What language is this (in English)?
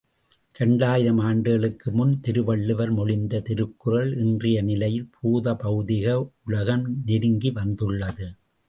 Tamil